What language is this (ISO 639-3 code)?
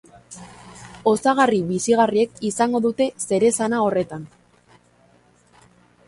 eus